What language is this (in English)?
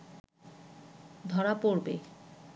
Bangla